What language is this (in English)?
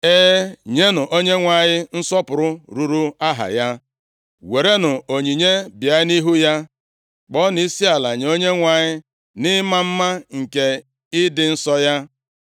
Igbo